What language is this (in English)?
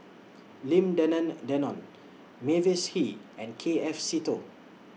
English